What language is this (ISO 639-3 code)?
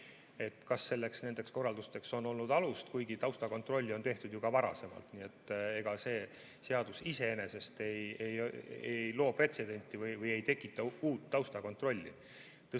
est